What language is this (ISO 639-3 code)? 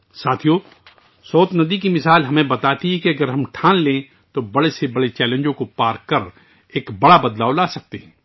urd